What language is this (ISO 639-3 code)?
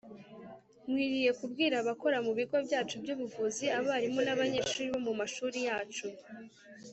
kin